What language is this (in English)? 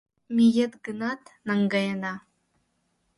Mari